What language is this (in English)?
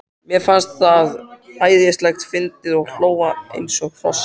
Icelandic